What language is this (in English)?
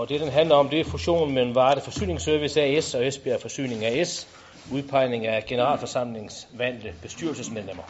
Danish